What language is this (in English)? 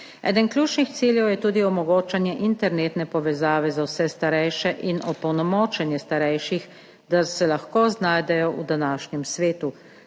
Slovenian